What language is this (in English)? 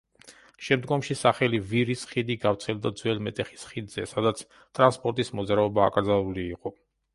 Georgian